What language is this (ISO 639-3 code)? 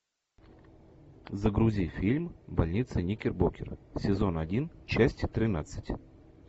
rus